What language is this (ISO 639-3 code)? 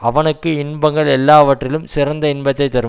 tam